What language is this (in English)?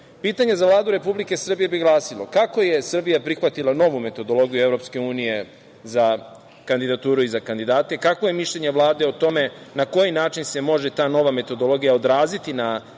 Serbian